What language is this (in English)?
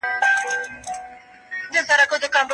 Pashto